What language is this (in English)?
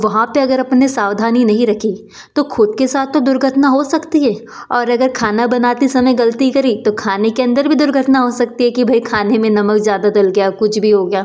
Hindi